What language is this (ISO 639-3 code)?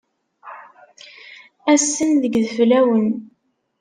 kab